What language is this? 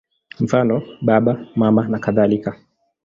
Swahili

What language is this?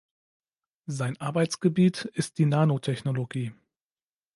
German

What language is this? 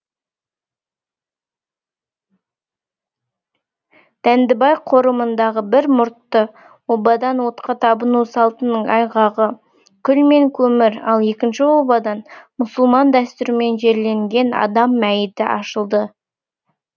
Kazakh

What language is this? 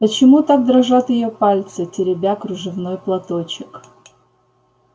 Russian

